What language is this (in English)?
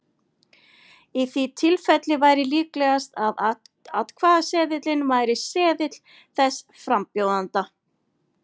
Icelandic